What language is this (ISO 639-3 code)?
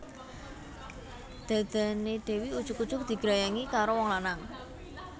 jav